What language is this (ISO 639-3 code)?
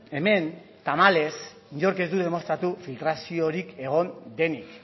eus